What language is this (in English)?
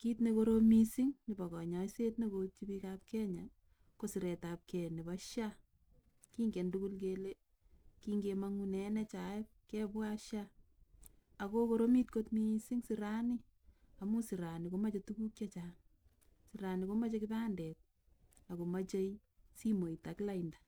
Kalenjin